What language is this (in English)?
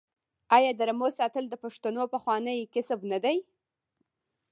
Pashto